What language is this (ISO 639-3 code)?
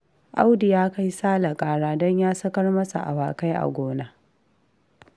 hau